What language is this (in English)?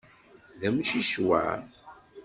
Kabyle